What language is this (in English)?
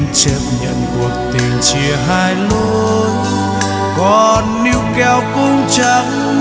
Vietnamese